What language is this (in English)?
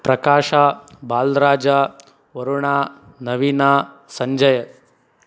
Kannada